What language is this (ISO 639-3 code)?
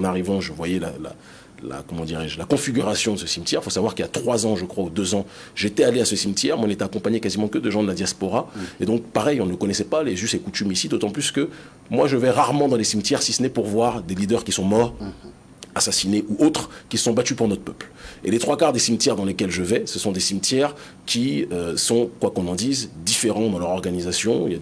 fra